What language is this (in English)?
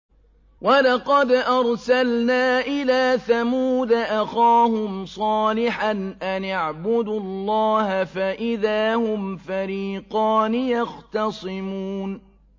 Arabic